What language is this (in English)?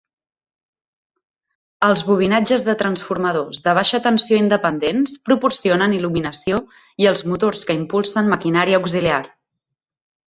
Catalan